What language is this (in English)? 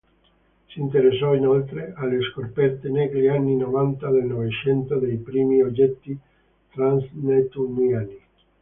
Italian